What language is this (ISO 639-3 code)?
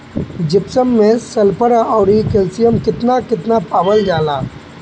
bho